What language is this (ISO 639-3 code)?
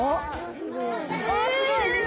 jpn